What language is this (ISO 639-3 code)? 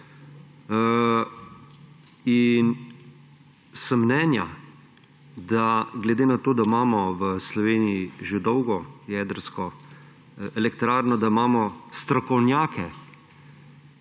slv